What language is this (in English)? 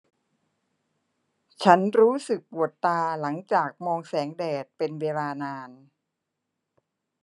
Thai